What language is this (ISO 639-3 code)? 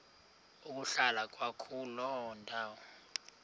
xho